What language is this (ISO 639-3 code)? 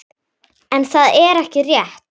isl